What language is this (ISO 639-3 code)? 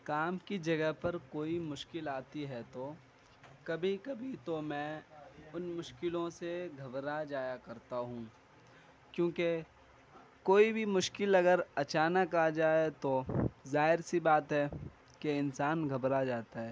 urd